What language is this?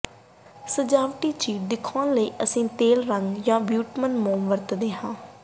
Punjabi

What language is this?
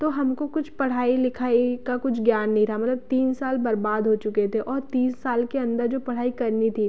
Hindi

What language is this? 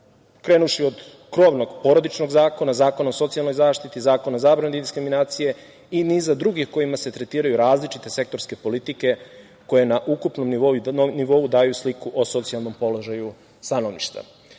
Serbian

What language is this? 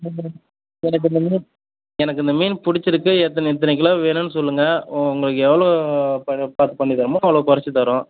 Tamil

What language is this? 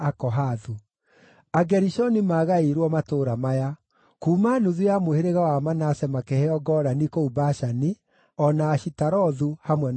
Kikuyu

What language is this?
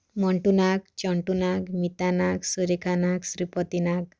Odia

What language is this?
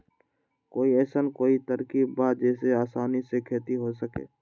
Magahi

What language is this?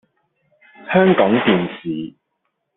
Cantonese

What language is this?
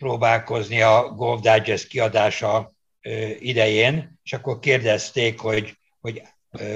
Hungarian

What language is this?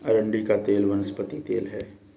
Hindi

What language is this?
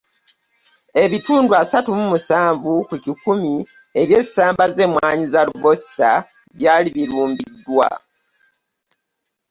Ganda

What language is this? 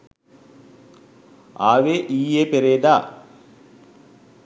Sinhala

